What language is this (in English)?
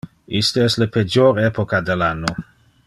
Interlingua